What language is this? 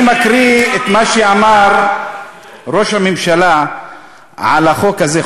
Hebrew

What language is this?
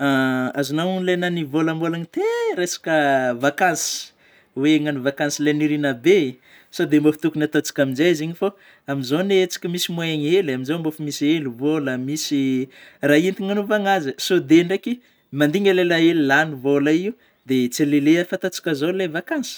Northern Betsimisaraka Malagasy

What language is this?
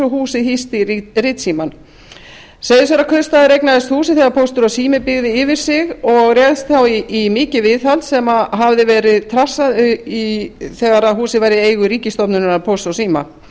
Icelandic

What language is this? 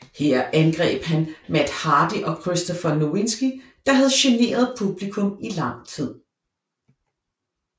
Danish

